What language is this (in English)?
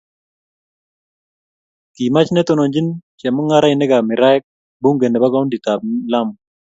Kalenjin